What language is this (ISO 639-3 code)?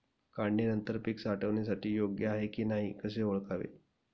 mar